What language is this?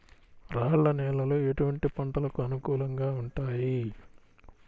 Telugu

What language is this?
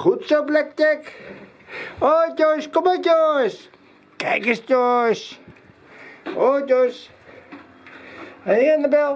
Dutch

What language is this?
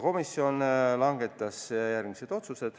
Estonian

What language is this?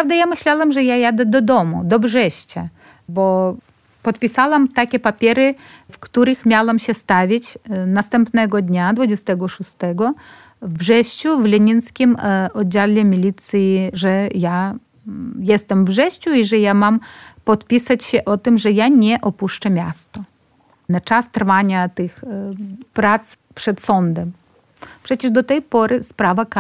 Polish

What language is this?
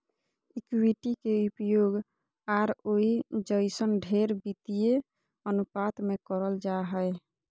Magahi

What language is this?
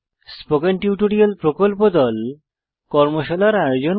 Bangla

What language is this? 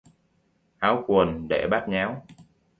Vietnamese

